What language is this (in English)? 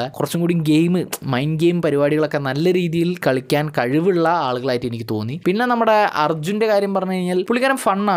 Malayalam